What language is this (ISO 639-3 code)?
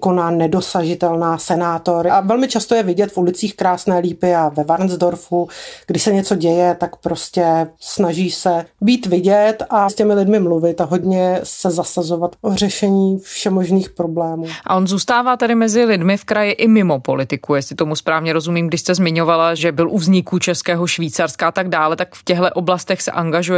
ces